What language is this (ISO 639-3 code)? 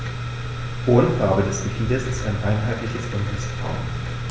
deu